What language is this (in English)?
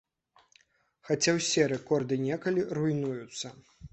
Belarusian